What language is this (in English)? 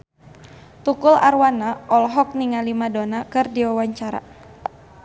Sundanese